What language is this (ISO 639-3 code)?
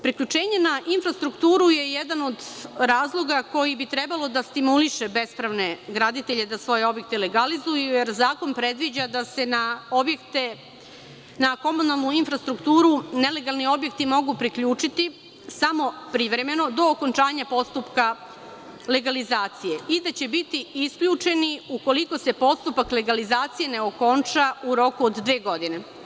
srp